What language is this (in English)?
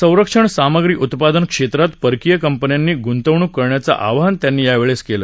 Marathi